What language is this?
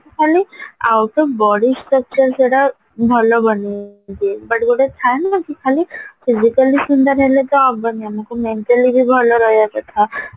Odia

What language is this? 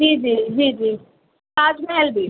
Urdu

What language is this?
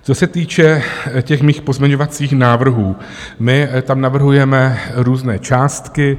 Czech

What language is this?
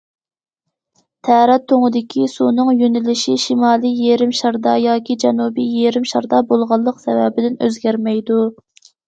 Uyghur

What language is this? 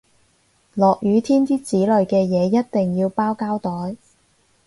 Cantonese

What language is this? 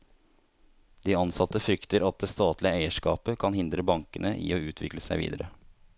Norwegian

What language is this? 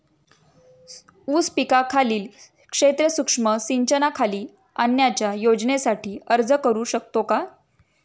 Marathi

